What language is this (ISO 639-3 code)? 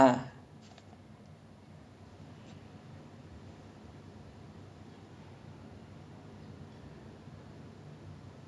eng